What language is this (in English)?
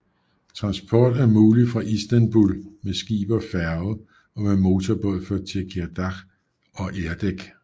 Danish